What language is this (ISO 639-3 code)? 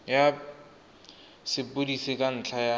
tsn